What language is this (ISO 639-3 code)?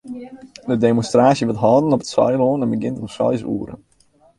fry